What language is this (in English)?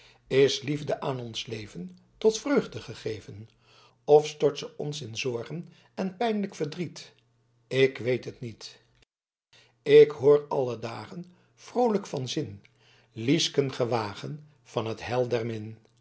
Dutch